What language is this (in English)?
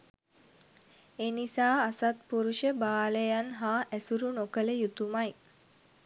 Sinhala